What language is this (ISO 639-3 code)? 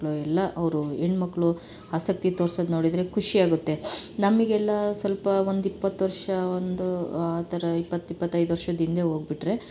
kan